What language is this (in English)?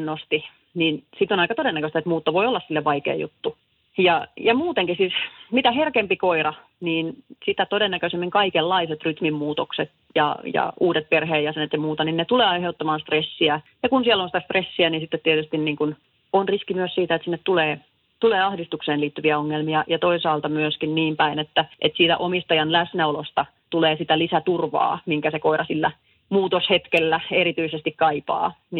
Finnish